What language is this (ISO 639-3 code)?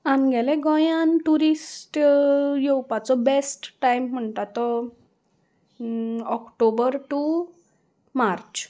kok